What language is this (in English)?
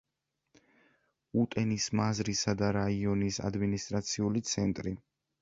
Georgian